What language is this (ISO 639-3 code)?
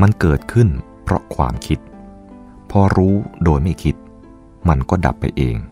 tha